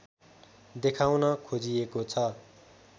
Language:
Nepali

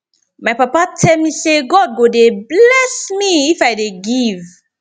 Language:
Nigerian Pidgin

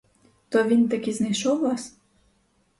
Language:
Ukrainian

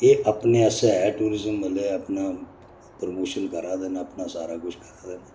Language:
Dogri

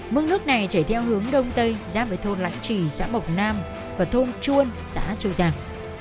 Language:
Vietnamese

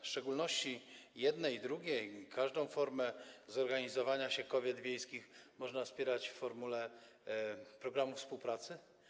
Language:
Polish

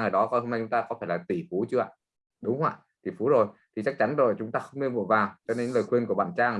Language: Vietnamese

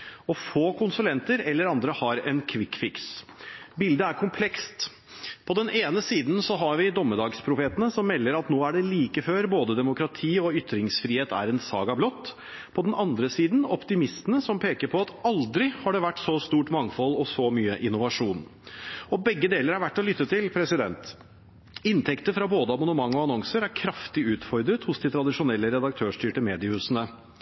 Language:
Norwegian Bokmål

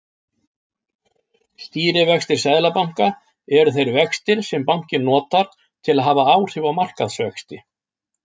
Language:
Icelandic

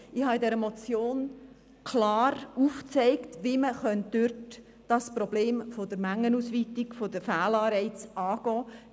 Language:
Swiss German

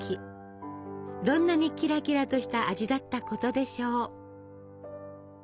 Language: Japanese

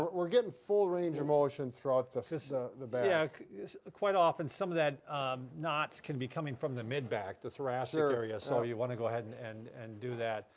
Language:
English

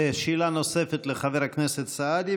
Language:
Hebrew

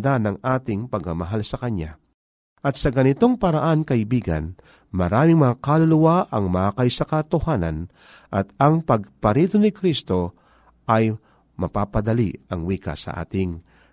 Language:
Filipino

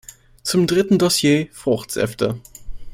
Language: German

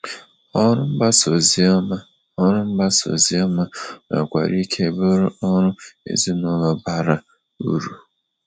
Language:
Igbo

